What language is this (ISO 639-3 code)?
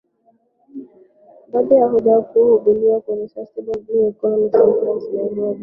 swa